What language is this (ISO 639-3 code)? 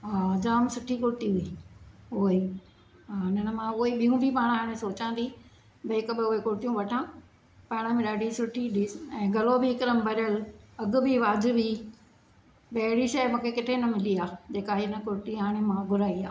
snd